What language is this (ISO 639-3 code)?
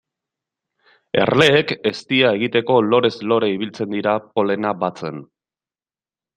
eus